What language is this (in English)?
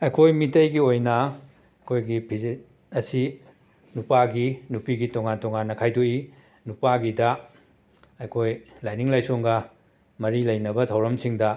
Manipuri